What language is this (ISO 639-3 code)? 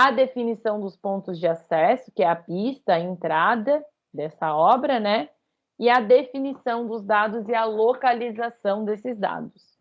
por